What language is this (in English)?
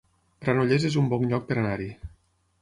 Catalan